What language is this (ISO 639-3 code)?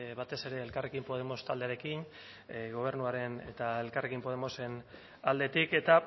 eus